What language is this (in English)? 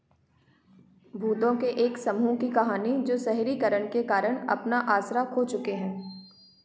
Hindi